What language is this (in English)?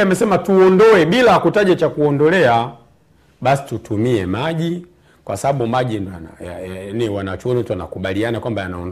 Swahili